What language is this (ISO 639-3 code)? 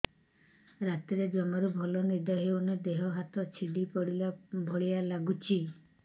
ori